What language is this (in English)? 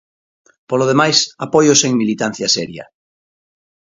Galician